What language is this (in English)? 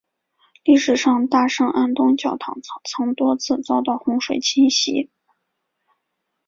Chinese